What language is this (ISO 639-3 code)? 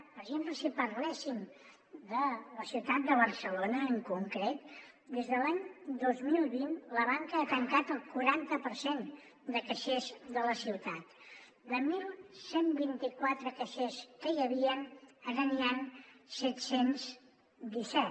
cat